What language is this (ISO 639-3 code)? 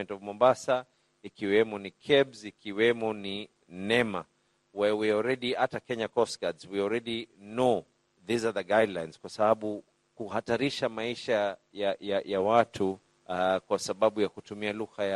swa